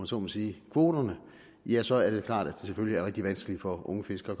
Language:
Danish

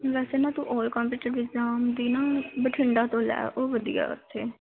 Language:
Punjabi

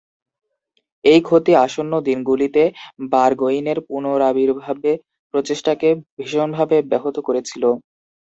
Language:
Bangla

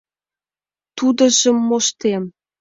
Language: Mari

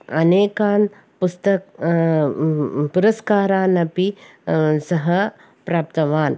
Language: Sanskrit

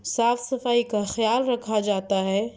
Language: Urdu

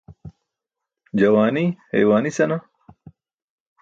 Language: Burushaski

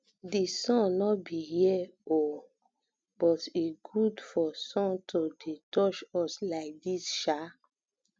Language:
Nigerian Pidgin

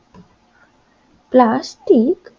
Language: Bangla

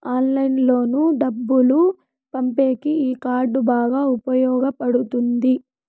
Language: Telugu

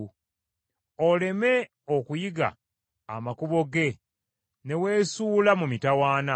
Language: Ganda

